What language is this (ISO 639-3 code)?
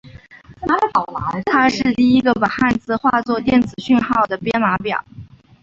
zho